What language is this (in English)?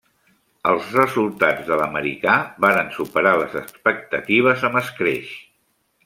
Catalan